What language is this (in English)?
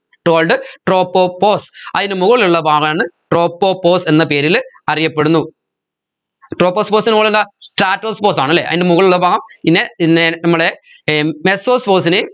Malayalam